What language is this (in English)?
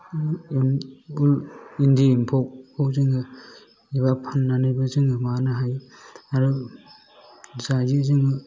Bodo